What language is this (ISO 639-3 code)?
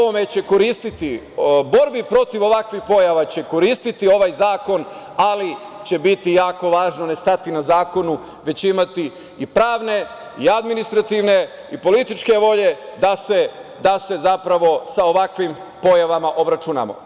srp